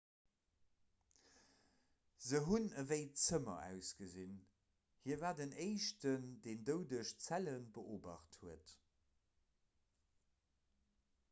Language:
Luxembourgish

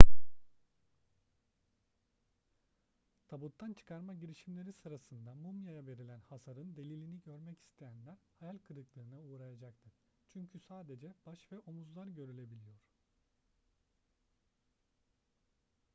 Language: Turkish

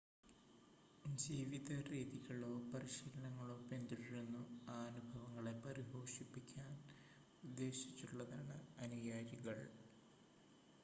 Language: Malayalam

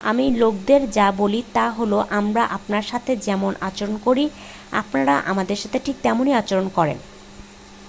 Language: Bangla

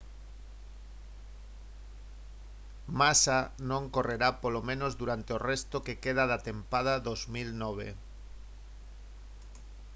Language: Galician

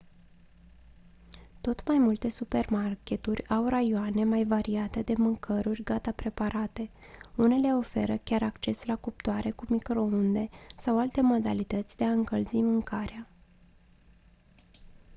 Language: Romanian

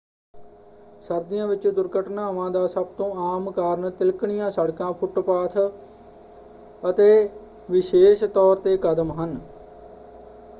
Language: Punjabi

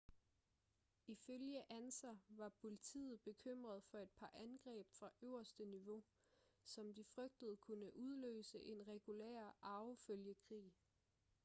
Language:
Danish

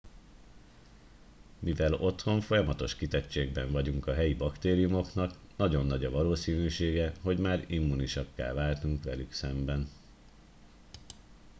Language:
Hungarian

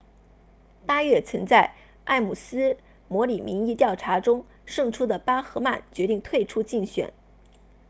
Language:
Chinese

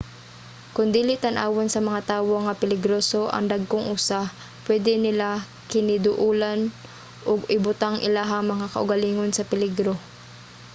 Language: Cebuano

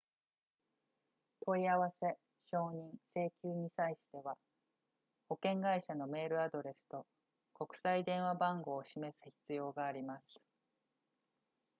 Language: Japanese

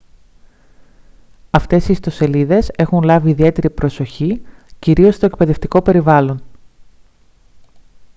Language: Greek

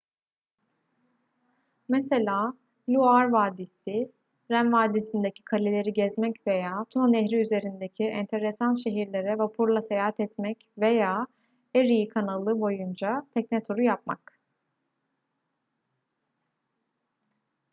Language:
Turkish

